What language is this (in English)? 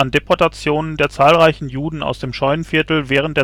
German